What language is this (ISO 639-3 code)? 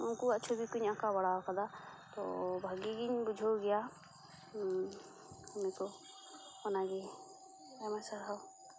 sat